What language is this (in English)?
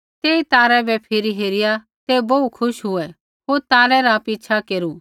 Kullu Pahari